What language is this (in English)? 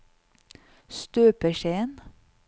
Norwegian